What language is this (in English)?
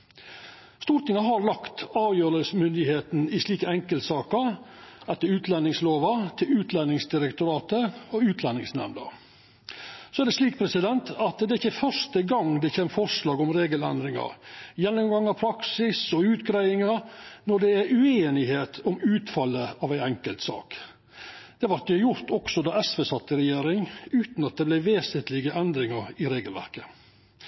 Norwegian Nynorsk